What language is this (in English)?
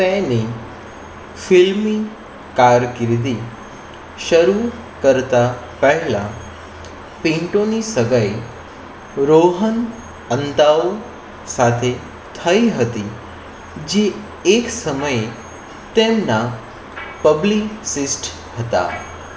Gujarati